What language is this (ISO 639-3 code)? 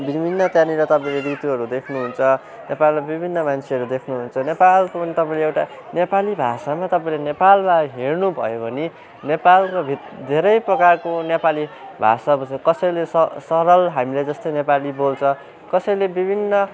nep